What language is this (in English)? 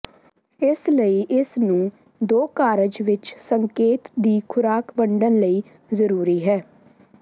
Punjabi